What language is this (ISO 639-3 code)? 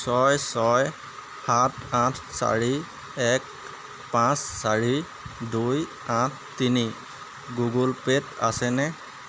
asm